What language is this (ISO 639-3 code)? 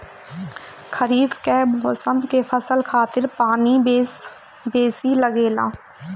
bho